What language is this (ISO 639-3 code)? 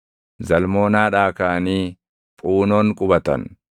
orm